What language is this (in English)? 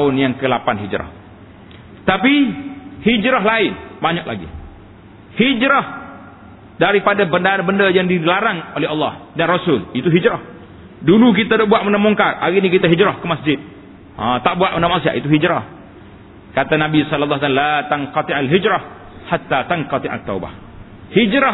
Malay